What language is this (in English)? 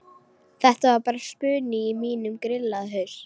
Icelandic